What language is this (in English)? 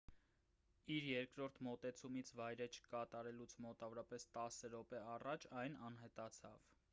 Armenian